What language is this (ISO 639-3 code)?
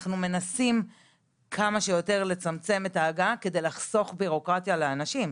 heb